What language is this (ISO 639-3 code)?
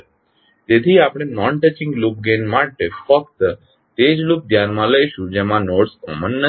guj